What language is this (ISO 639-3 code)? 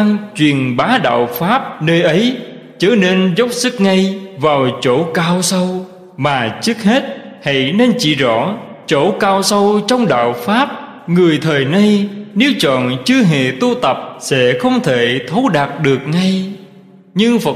vie